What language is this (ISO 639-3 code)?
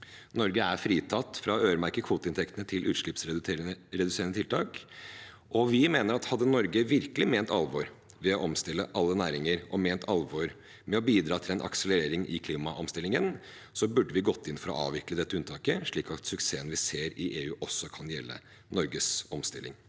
nor